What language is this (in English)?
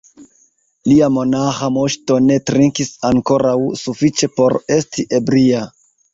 Esperanto